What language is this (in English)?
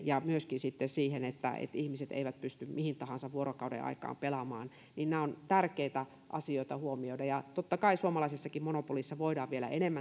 Finnish